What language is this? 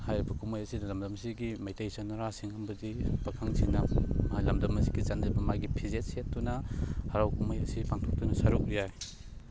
Manipuri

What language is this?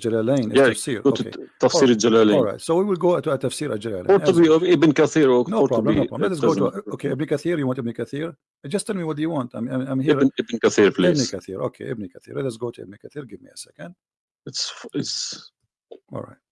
English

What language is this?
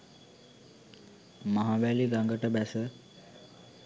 Sinhala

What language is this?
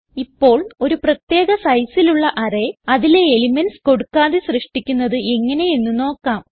Malayalam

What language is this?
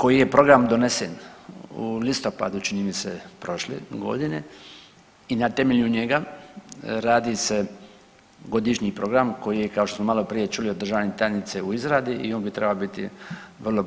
Croatian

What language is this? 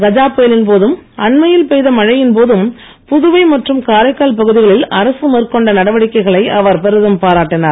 Tamil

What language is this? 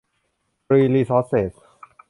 Thai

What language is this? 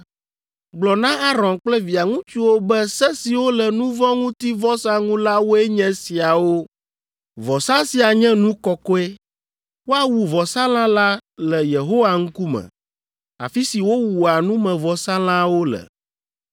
Ewe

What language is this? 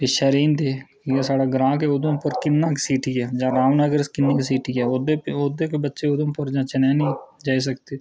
Dogri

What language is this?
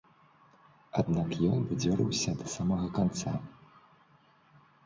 Belarusian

